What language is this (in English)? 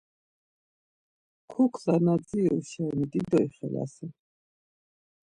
Laz